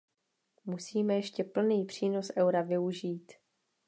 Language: Czech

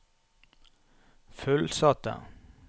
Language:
Norwegian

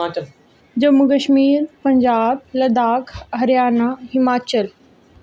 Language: Dogri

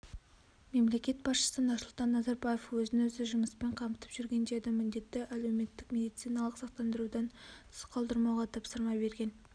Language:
Kazakh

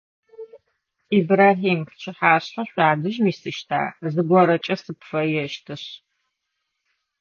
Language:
Adyghe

